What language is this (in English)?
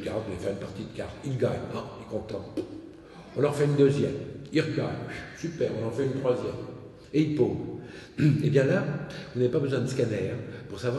French